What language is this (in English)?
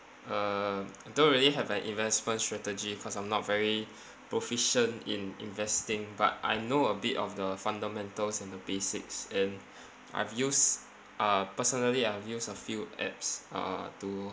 English